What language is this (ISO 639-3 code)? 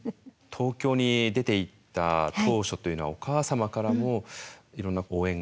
jpn